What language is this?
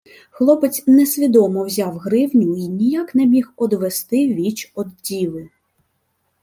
Ukrainian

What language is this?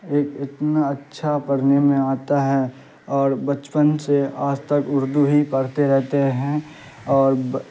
Urdu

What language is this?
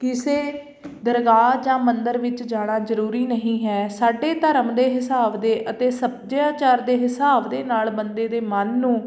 Punjabi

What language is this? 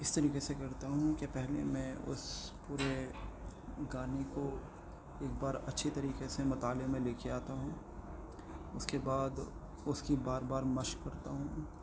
Urdu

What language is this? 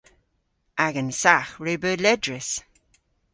Cornish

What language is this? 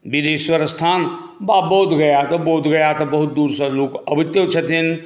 Maithili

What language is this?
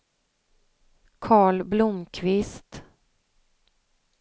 Swedish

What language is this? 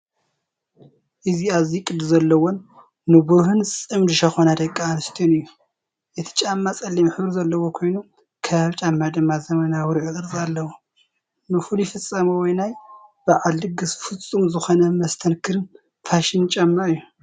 Tigrinya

